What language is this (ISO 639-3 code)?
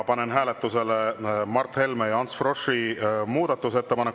est